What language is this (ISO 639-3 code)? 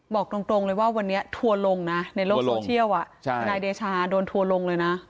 tha